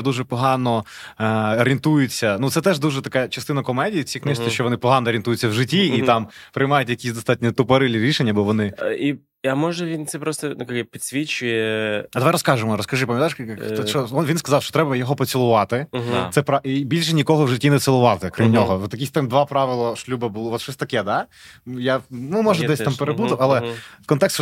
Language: Ukrainian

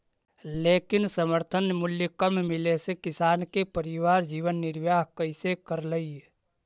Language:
Magahi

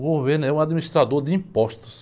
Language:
Portuguese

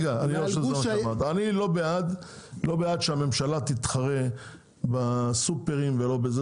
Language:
Hebrew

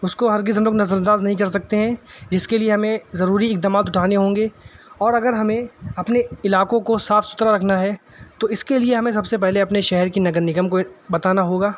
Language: Urdu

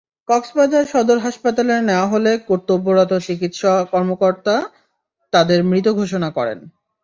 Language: Bangla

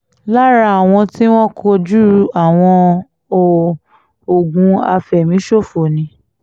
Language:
Yoruba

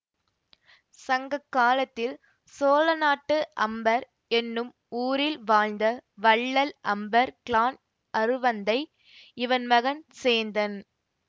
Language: Tamil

